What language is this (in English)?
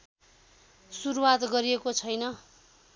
Nepali